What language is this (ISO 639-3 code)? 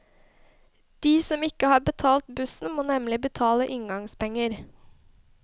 nor